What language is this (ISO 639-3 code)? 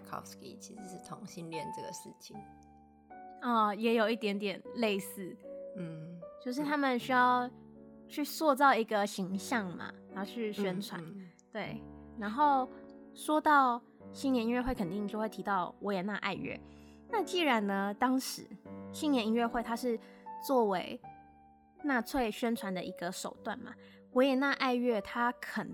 zho